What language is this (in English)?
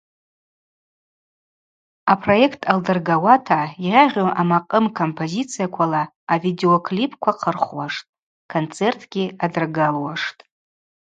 Abaza